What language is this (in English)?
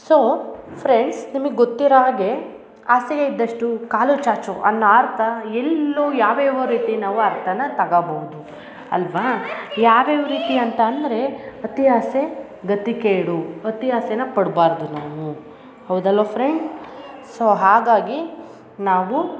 Kannada